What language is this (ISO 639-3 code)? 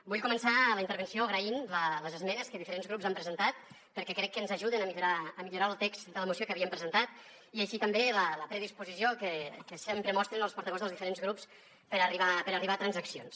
cat